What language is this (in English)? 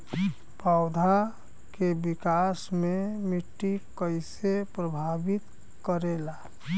Bhojpuri